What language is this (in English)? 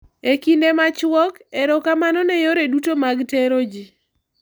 Luo (Kenya and Tanzania)